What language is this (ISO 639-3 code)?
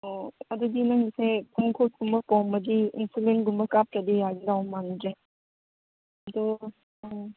mni